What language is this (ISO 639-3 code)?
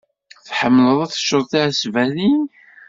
kab